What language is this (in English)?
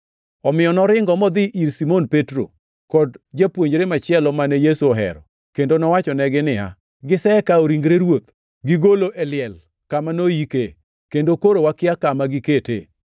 Luo (Kenya and Tanzania)